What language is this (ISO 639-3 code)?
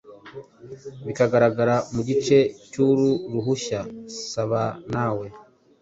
kin